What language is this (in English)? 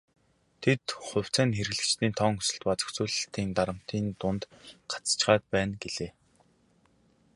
Mongolian